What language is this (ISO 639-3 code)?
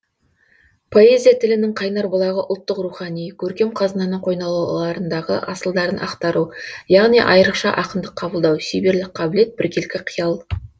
kaz